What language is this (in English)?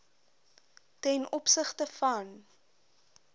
Afrikaans